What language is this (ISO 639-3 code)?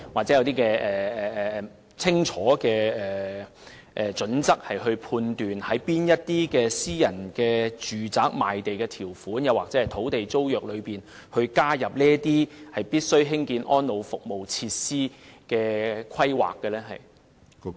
yue